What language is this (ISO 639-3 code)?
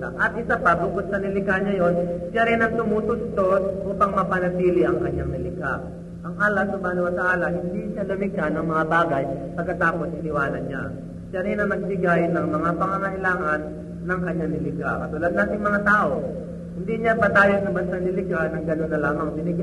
fil